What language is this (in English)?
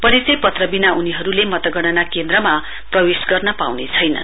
Nepali